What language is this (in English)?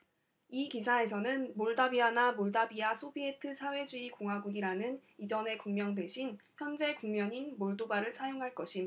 Korean